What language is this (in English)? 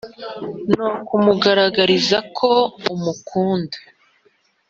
Kinyarwanda